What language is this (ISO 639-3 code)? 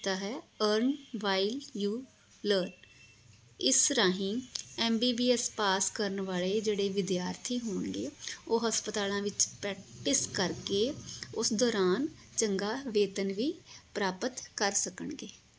pan